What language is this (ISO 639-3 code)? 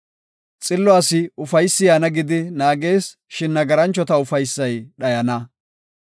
gof